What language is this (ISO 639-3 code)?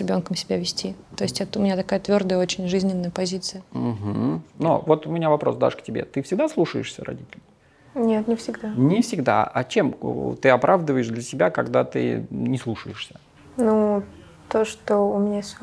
rus